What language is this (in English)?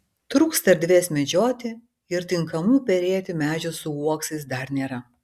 Lithuanian